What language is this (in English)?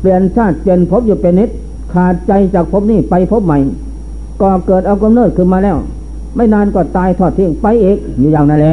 Thai